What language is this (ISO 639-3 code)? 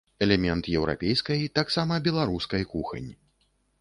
bel